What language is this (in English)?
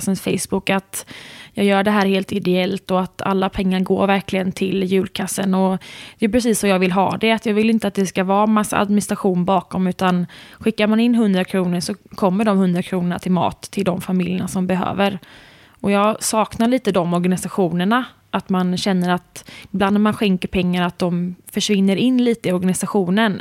Swedish